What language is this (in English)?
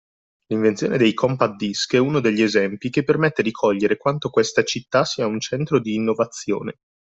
Italian